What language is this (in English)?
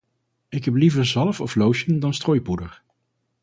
Dutch